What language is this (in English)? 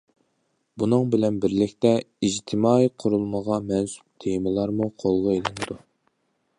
Uyghur